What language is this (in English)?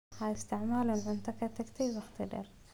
Somali